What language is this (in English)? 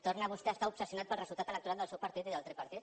Catalan